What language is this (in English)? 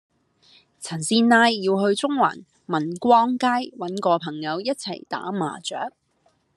Cantonese